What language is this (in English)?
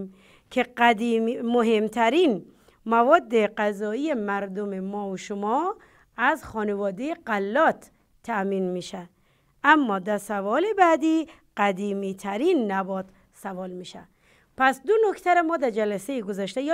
Persian